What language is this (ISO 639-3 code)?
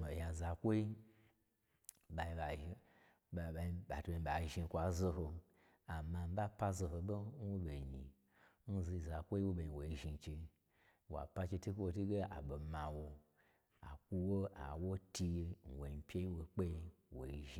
gbr